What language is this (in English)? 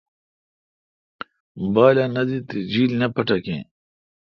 Kalkoti